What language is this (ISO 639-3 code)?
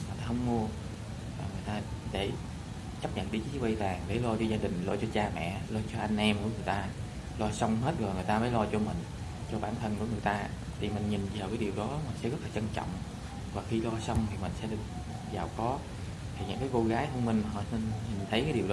vie